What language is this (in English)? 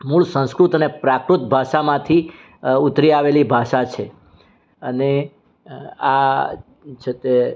Gujarati